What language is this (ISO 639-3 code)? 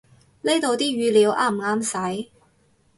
yue